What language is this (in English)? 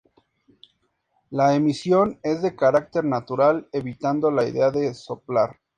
Spanish